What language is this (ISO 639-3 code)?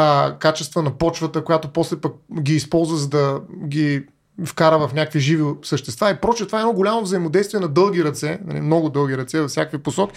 bul